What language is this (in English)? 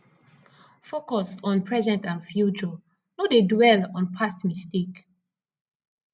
Nigerian Pidgin